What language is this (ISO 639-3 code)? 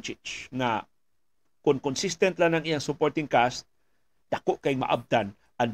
fil